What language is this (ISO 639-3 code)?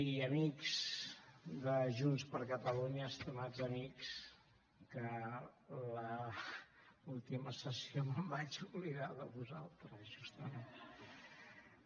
cat